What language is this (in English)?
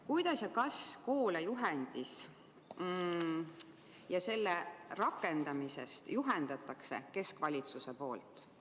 Estonian